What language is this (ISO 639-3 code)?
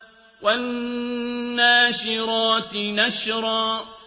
ara